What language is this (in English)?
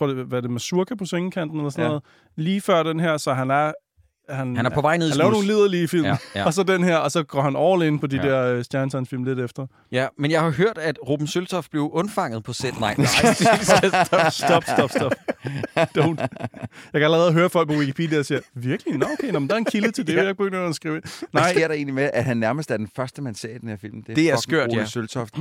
Danish